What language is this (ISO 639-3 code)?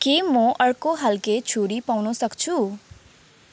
nep